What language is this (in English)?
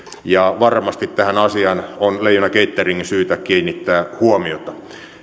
Finnish